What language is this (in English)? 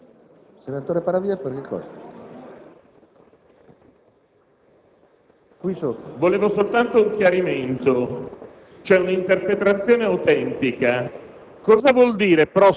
Italian